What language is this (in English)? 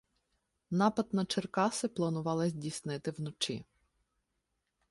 Ukrainian